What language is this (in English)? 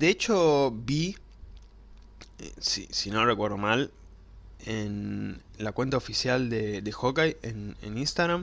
Spanish